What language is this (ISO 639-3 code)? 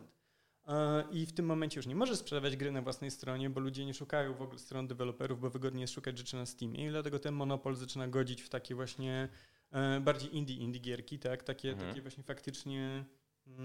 pol